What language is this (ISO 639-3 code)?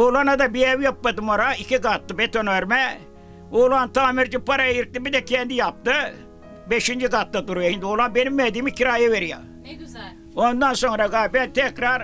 tur